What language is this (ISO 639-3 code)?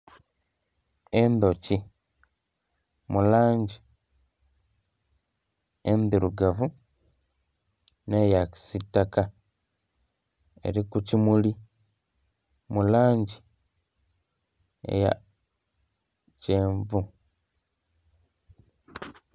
xog